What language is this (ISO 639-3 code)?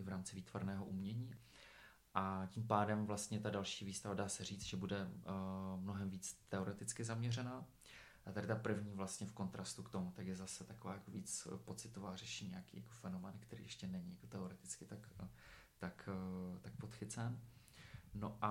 ces